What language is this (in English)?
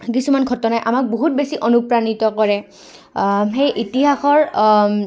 Assamese